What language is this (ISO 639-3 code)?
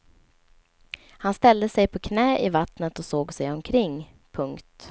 swe